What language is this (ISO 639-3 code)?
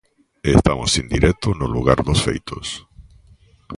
glg